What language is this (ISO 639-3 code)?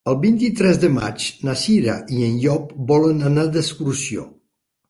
cat